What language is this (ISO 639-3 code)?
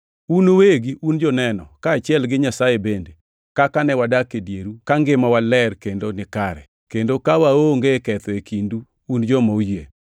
luo